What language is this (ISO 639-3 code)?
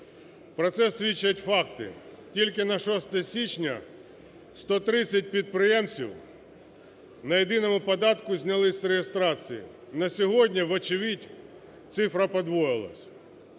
ukr